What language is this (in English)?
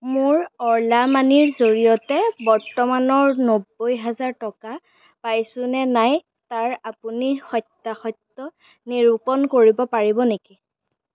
Assamese